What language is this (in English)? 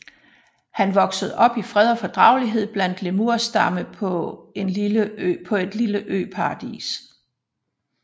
Danish